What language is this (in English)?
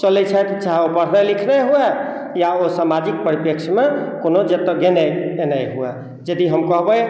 Maithili